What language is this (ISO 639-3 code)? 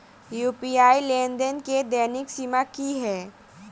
mai